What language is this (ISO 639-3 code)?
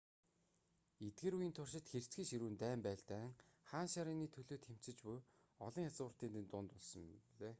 mon